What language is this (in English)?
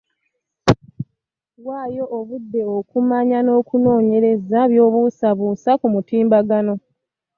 Ganda